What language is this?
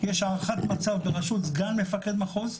Hebrew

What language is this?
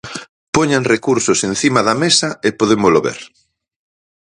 Galician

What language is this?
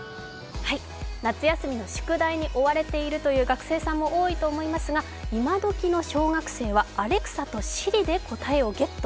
Japanese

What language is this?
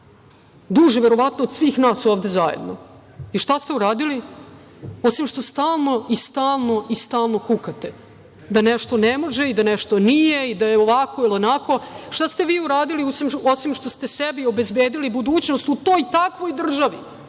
Serbian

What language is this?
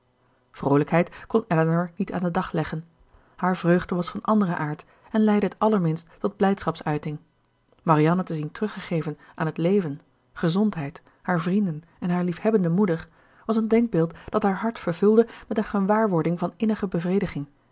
Dutch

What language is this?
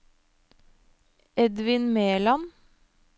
Norwegian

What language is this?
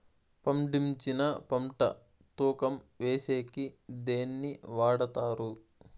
Telugu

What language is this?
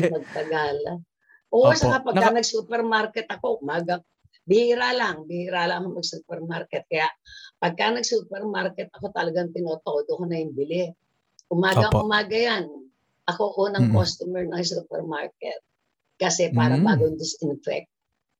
Filipino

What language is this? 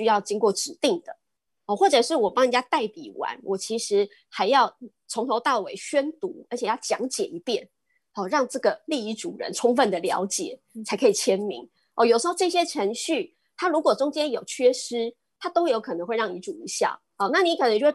Chinese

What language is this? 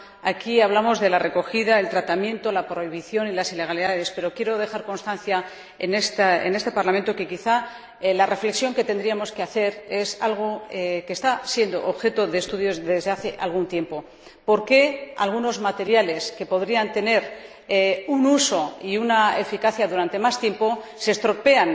Spanish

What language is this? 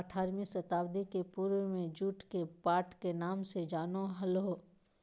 Magahi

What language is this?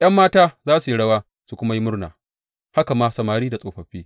Hausa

